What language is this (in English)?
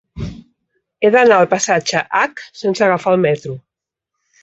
Catalan